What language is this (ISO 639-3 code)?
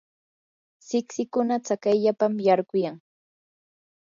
qur